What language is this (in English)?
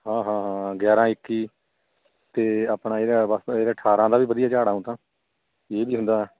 Punjabi